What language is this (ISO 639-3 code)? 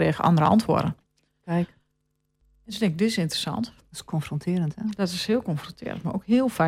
nld